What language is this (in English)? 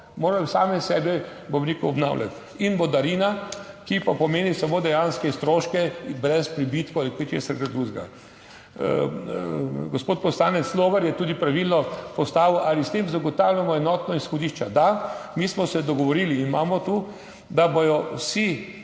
Slovenian